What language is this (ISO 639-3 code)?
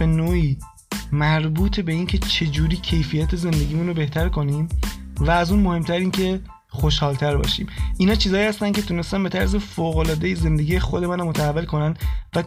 fas